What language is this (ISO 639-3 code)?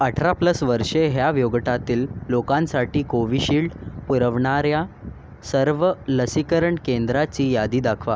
mar